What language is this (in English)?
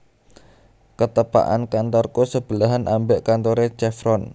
Javanese